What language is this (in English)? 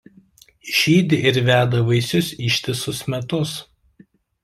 Lithuanian